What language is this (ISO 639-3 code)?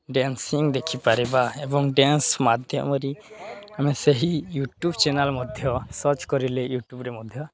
ori